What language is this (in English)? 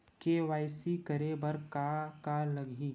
Chhattisgarhi